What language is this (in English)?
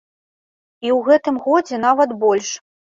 Belarusian